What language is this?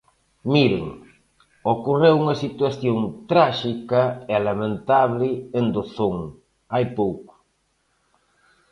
Galician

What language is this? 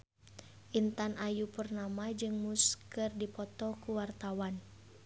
Sundanese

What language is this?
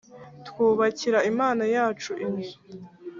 Kinyarwanda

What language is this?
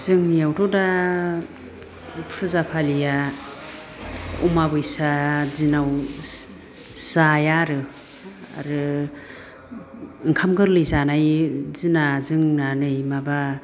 Bodo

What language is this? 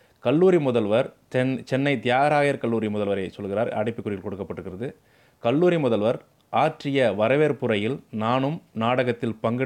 Tamil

